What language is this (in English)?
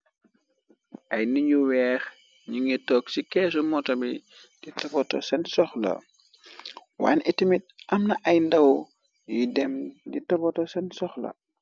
Wolof